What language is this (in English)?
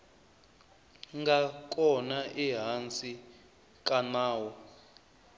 Tsonga